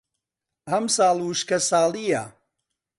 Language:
Central Kurdish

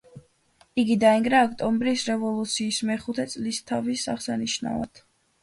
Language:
Georgian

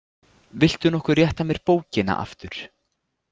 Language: Icelandic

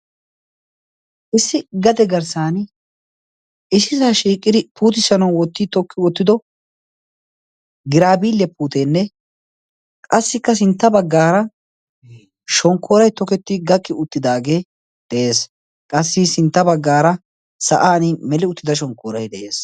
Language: Wolaytta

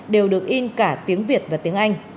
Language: Vietnamese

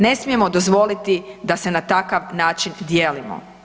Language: Croatian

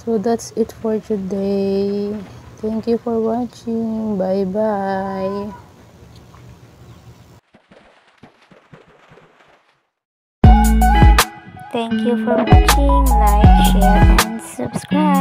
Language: Filipino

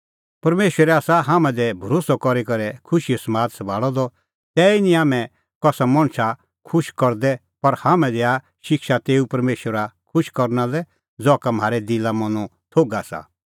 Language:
Kullu Pahari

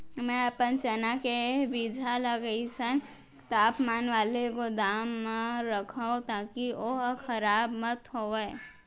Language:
Chhattisgarhi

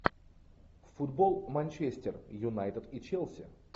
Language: Russian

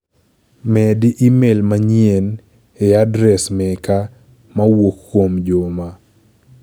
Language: Luo (Kenya and Tanzania)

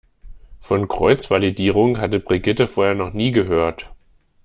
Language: German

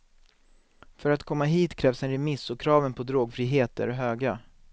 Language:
Swedish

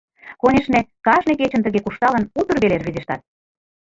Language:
Mari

